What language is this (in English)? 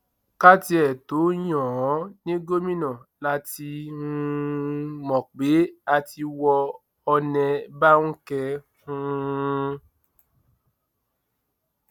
Yoruba